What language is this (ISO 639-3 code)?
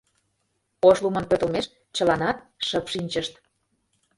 chm